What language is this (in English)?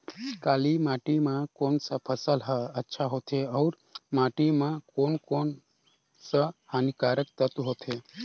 Chhattisgarhi